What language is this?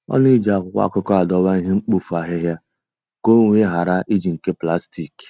Igbo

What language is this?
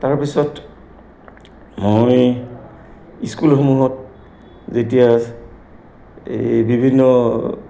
Assamese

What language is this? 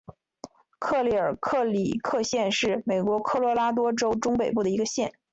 Chinese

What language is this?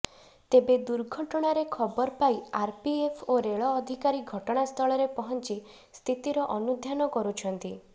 Odia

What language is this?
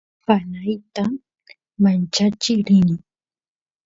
Santiago del Estero Quichua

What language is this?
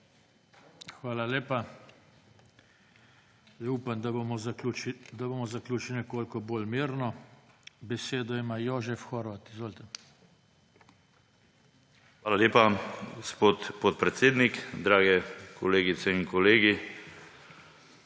Slovenian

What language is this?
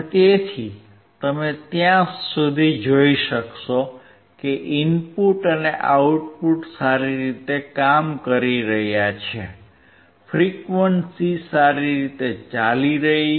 Gujarati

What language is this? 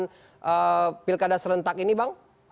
Indonesian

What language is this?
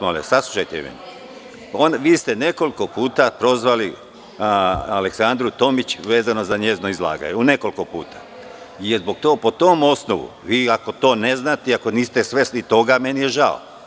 Serbian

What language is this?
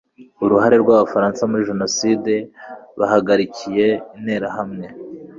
Kinyarwanda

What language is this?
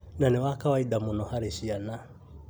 Kikuyu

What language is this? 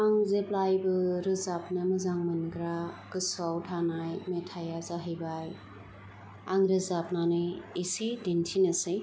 Bodo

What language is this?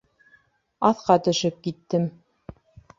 Bashkir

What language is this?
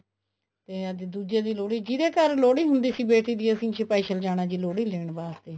Punjabi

